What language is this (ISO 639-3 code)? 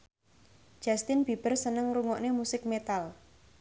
jav